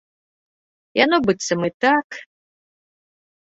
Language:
Belarusian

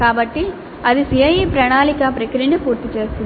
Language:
Telugu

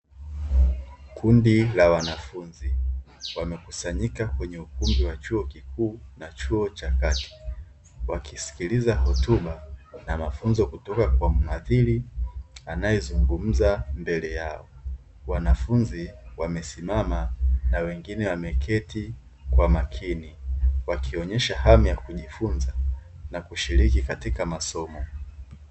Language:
Swahili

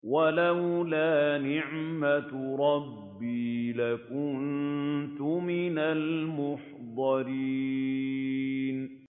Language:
Arabic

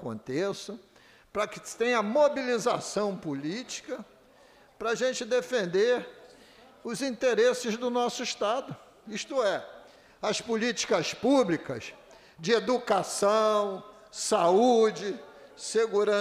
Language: Portuguese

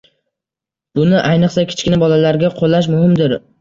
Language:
Uzbek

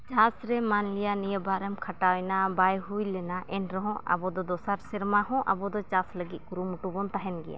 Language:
Santali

